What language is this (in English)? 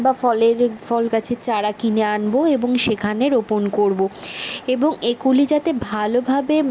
Bangla